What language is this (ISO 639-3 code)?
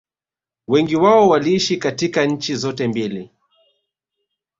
swa